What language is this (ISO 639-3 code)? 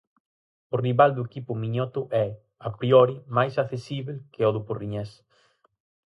glg